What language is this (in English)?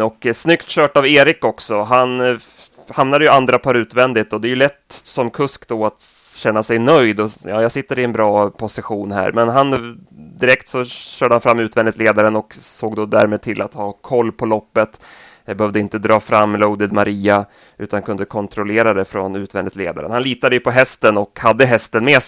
Swedish